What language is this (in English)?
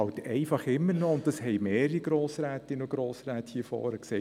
Swiss German